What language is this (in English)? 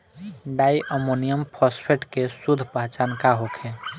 Bhojpuri